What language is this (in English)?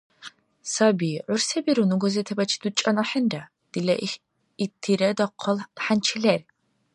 Dargwa